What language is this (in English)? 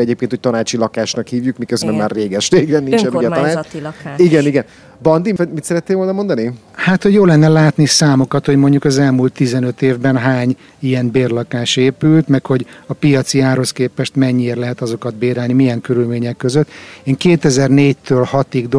Hungarian